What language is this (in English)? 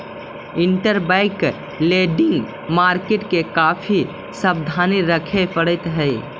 Magahi